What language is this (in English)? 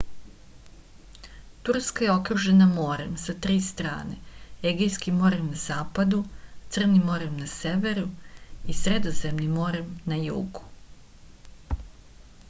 Serbian